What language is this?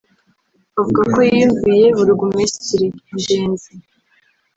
Kinyarwanda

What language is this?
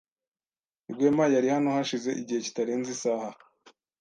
Kinyarwanda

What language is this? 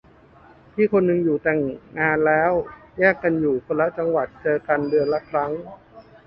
Thai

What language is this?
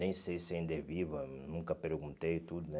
Portuguese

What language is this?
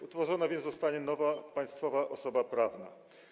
Polish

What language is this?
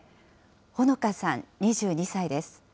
Japanese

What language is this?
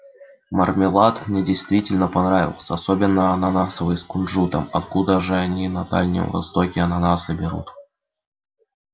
Russian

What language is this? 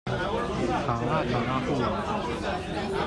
Chinese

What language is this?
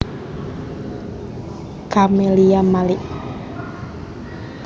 Javanese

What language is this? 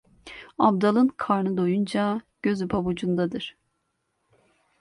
Turkish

